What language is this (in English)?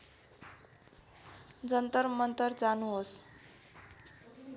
Nepali